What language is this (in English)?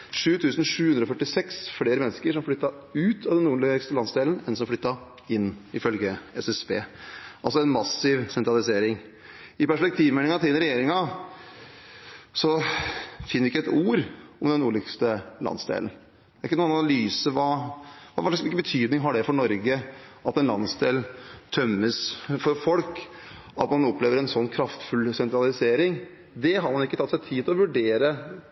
Norwegian Bokmål